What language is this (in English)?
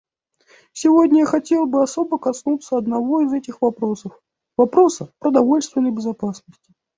Russian